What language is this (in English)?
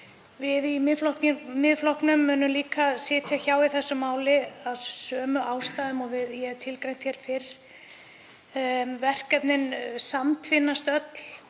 Icelandic